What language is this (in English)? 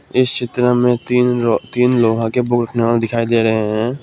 Hindi